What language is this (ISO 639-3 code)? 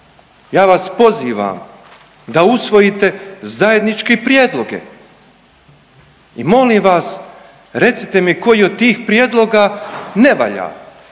hrv